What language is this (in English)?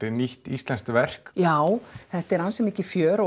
Icelandic